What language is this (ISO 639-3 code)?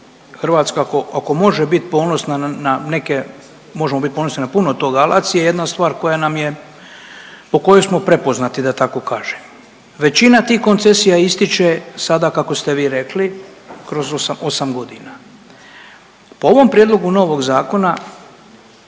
hrv